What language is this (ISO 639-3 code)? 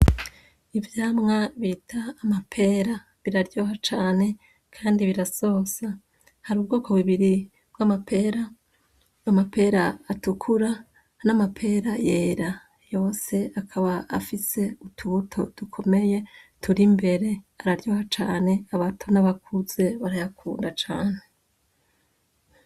run